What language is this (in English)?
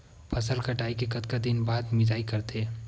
Chhattisgarhi